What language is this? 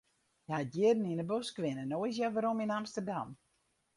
Western Frisian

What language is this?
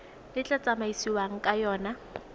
Tswana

